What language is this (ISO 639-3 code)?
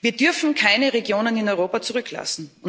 deu